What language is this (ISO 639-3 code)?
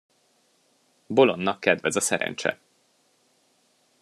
hun